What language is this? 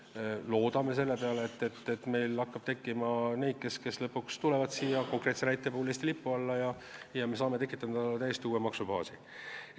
Estonian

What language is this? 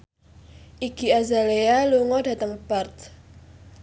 Javanese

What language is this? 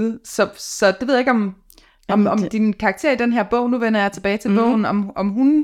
Danish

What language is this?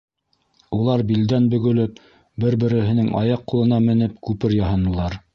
Bashkir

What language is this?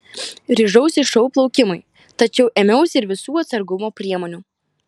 Lithuanian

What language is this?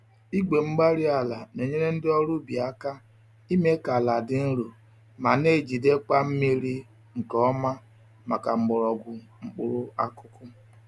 Igbo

